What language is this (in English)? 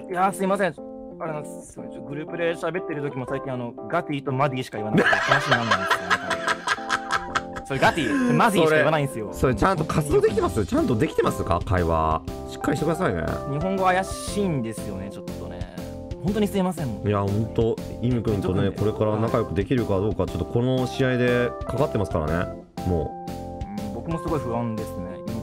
Japanese